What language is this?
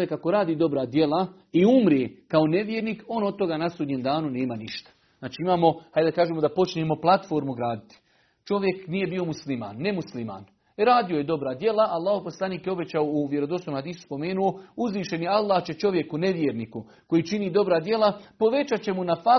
Croatian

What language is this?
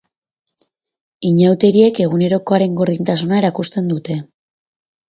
Basque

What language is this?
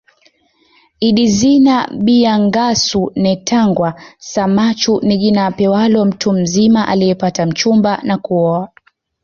Swahili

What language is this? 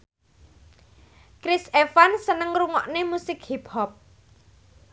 Javanese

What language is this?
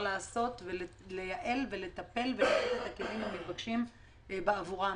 Hebrew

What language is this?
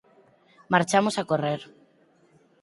Galician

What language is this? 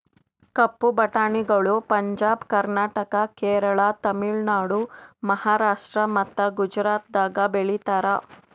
Kannada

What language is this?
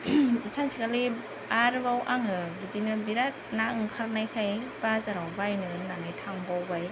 Bodo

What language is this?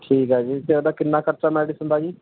Punjabi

